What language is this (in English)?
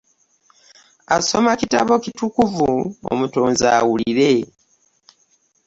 Ganda